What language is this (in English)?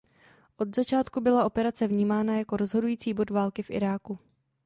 Czech